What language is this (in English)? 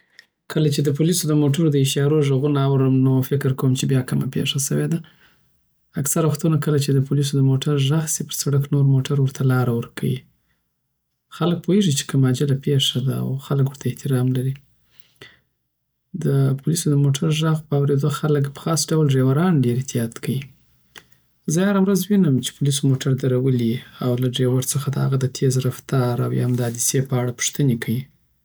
Southern Pashto